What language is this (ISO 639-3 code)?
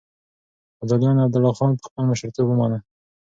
pus